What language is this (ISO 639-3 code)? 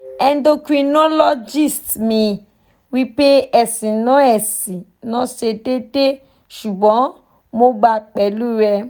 yor